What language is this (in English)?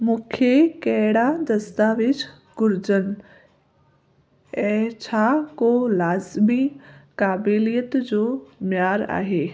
Sindhi